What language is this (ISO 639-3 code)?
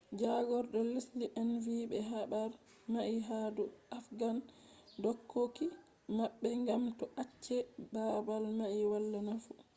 ful